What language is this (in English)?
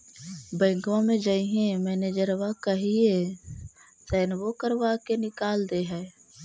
Magahi